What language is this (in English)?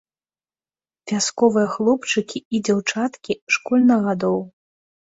Belarusian